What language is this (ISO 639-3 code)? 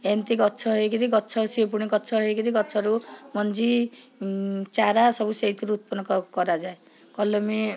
ori